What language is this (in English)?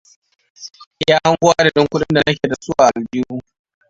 Hausa